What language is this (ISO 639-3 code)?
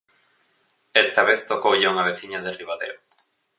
glg